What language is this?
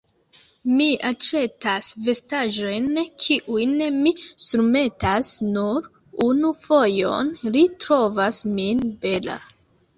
Esperanto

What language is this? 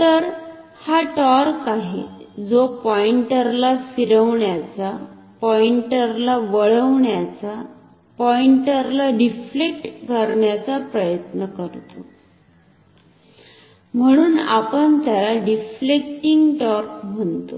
Marathi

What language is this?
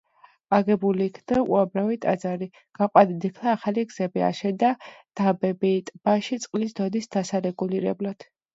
Georgian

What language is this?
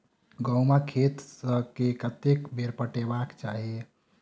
Maithili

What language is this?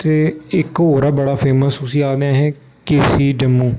Dogri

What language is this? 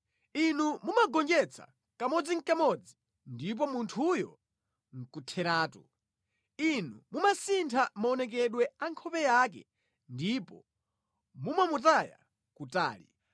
Nyanja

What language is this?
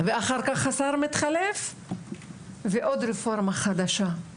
Hebrew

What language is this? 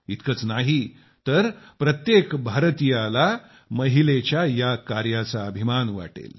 Marathi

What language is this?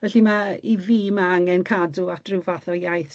Welsh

